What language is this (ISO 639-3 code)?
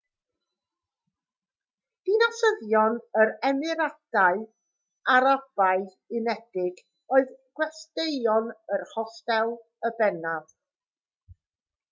cym